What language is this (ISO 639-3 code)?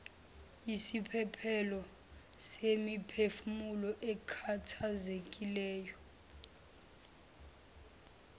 zul